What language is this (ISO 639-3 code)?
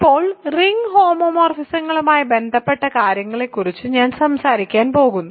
mal